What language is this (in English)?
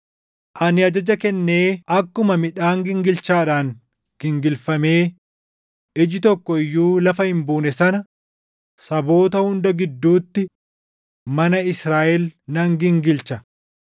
Oromo